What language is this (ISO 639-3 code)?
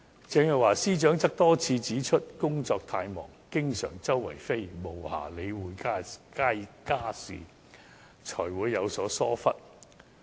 yue